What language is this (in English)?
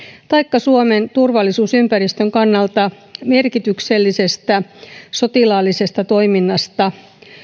Finnish